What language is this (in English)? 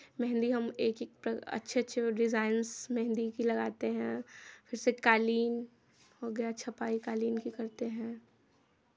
Hindi